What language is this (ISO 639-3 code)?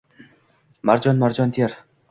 uzb